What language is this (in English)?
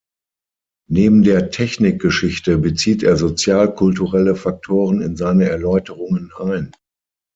German